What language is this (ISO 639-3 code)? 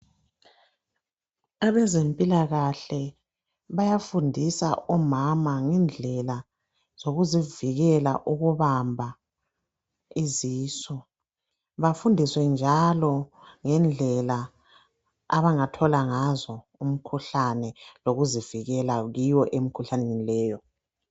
nde